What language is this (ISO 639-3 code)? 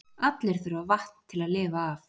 isl